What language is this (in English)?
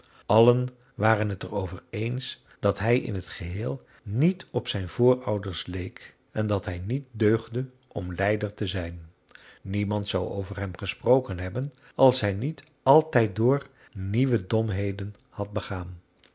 Dutch